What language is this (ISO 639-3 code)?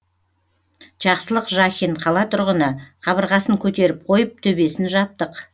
kaz